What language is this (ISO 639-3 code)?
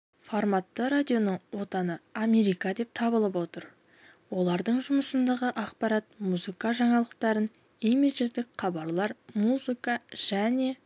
kaz